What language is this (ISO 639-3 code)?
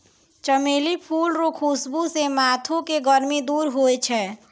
mai